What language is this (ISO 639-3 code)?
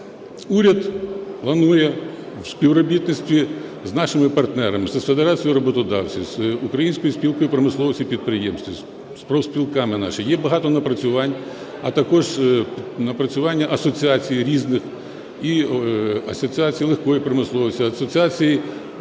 ukr